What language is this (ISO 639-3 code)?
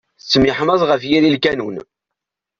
kab